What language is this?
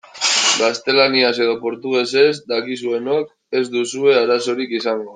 Basque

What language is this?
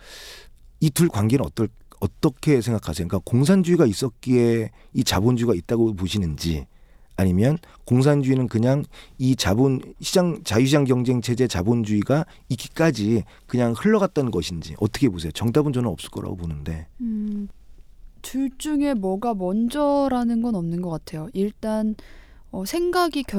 Korean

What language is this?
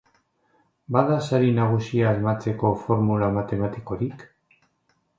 Basque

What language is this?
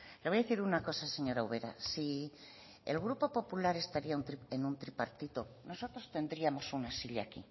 Spanish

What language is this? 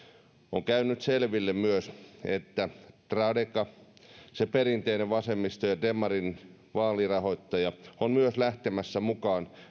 Finnish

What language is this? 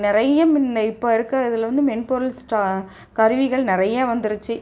Tamil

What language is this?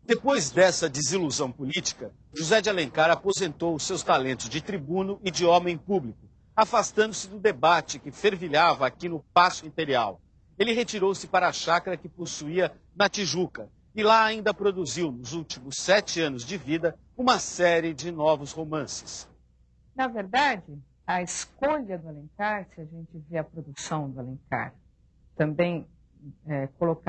Portuguese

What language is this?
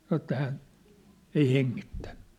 Finnish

